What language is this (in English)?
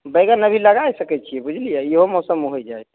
Maithili